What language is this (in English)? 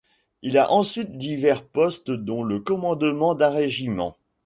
French